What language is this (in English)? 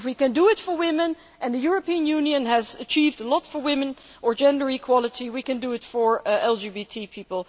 English